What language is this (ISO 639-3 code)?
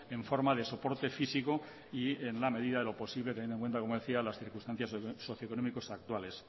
spa